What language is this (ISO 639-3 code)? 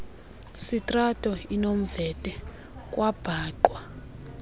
xho